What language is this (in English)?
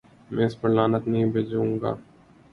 Urdu